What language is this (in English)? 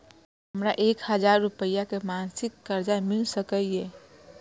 Maithili